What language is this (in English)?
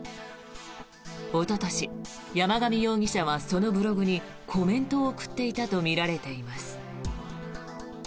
Japanese